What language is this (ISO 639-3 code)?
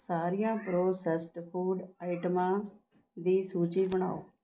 pan